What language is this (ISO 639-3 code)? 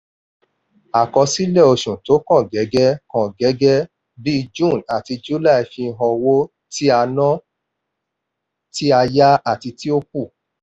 yor